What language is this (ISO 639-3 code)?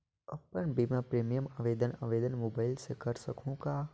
hne